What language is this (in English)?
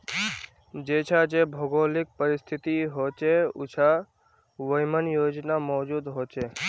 Magahi